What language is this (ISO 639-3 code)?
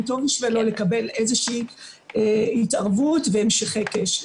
heb